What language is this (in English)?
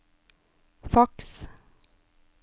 Norwegian